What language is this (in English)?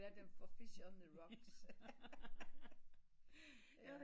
Danish